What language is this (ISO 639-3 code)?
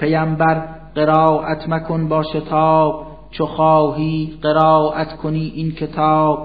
fas